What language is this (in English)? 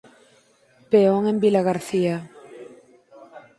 Galician